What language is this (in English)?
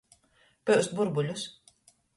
Latgalian